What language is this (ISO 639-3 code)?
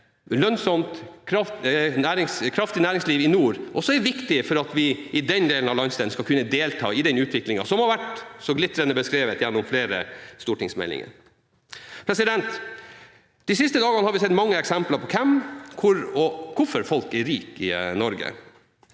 nor